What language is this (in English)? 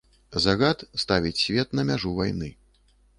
Belarusian